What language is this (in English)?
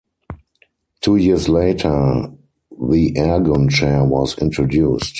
English